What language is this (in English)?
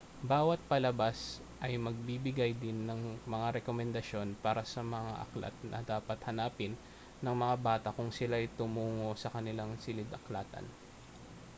Filipino